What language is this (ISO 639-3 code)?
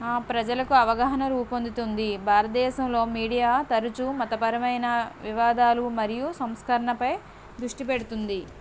tel